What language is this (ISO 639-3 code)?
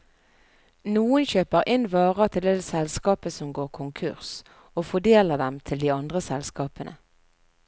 nor